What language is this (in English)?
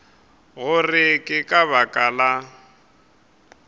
Northern Sotho